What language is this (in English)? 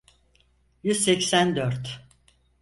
Turkish